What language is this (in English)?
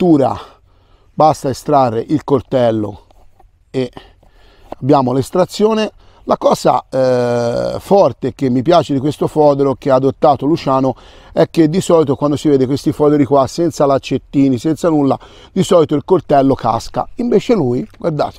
Italian